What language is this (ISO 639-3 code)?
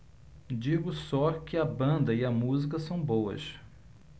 por